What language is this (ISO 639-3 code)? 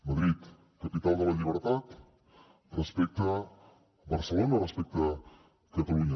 cat